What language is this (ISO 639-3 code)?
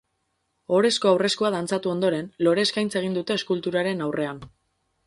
eus